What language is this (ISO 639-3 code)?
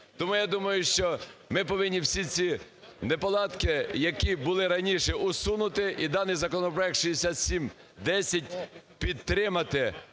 ukr